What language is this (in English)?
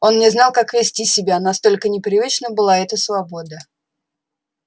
Russian